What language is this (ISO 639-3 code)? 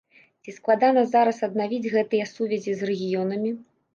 bel